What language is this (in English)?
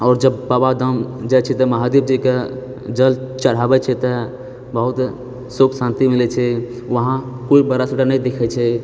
Maithili